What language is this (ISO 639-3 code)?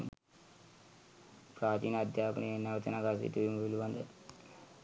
sin